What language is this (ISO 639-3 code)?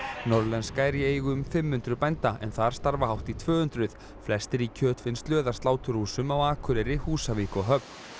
isl